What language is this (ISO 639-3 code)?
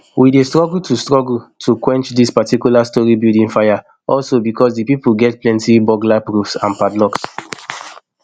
pcm